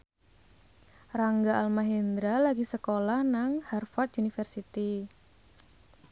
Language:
Javanese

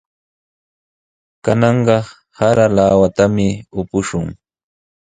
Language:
Sihuas Ancash Quechua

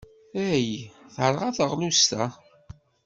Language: Kabyle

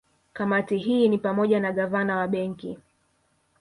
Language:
Swahili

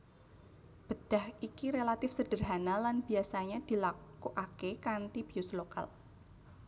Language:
Javanese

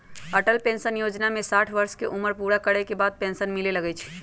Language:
Magahi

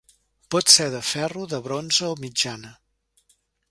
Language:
Catalan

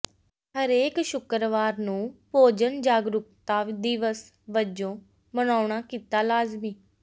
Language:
Punjabi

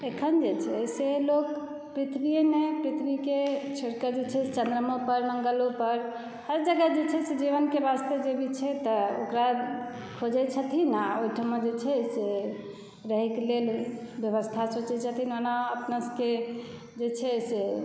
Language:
Maithili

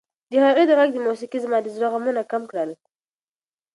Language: Pashto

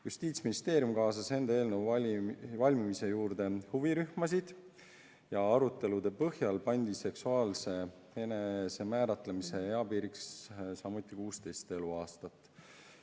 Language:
Estonian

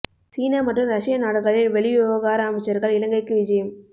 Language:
Tamil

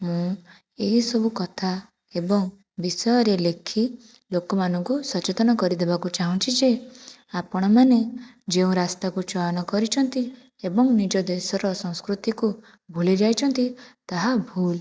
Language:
Odia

